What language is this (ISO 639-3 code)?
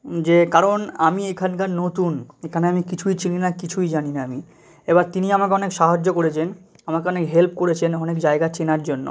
ben